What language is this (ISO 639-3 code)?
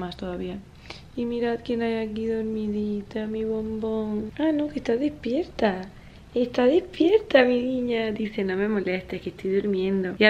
spa